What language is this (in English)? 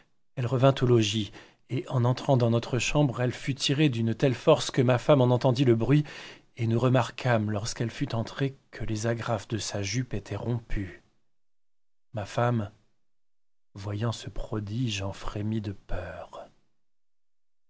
French